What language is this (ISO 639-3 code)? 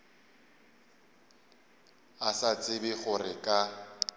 nso